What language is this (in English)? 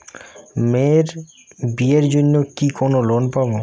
Bangla